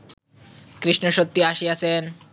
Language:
Bangla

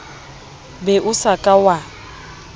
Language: Southern Sotho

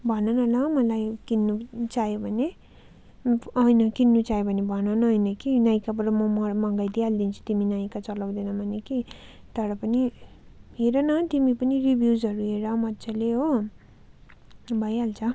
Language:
Nepali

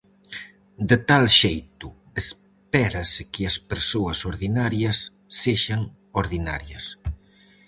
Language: Galician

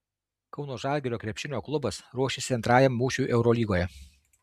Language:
Lithuanian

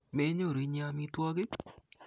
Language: Kalenjin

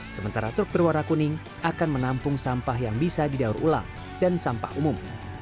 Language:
Indonesian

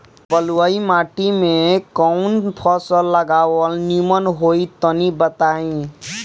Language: Bhojpuri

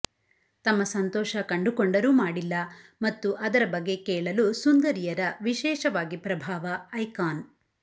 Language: Kannada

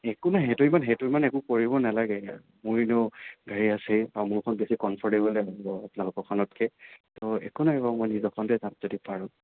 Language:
Assamese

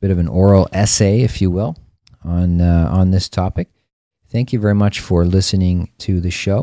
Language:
English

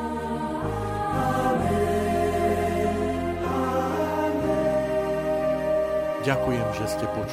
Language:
Slovak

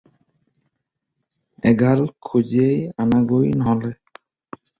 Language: Assamese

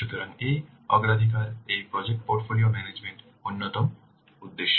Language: Bangla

